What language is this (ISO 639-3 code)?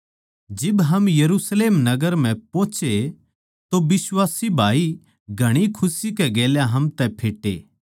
bgc